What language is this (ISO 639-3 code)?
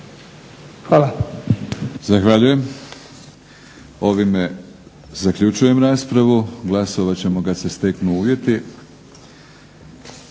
hrv